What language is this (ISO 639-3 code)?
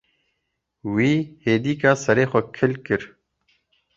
kur